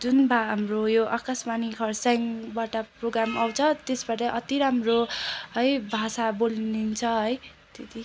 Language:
Nepali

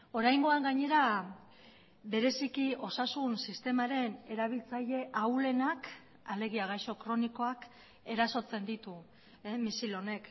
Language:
Basque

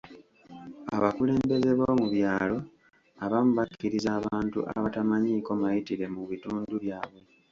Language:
Ganda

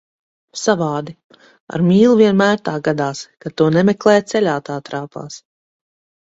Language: Latvian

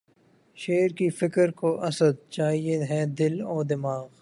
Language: Urdu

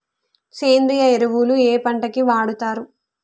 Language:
Telugu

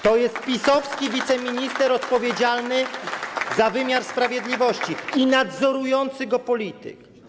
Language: Polish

